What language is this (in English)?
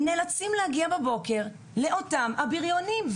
Hebrew